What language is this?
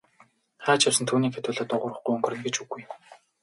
Mongolian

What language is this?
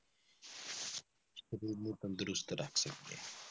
Punjabi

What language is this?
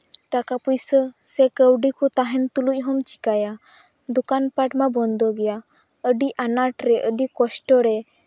Santali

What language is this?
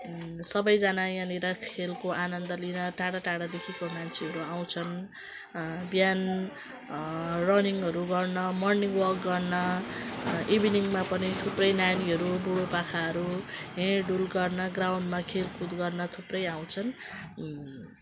Nepali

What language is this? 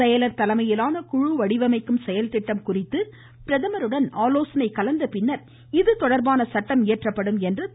Tamil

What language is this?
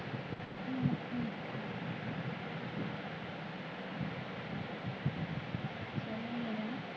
Punjabi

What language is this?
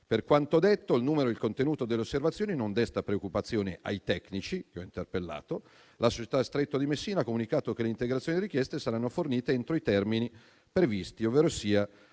Italian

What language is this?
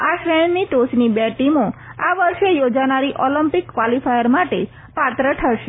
Gujarati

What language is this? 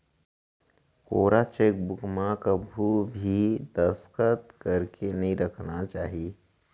Chhattisgarhi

